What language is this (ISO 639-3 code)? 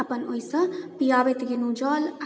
mai